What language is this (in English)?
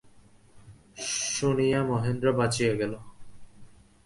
Bangla